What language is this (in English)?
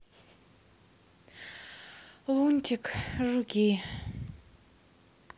Russian